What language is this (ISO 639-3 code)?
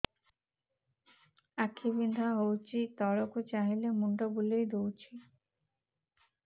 ori